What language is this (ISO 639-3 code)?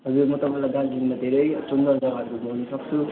nep